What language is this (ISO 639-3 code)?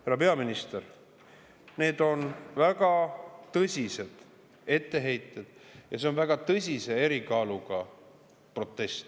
est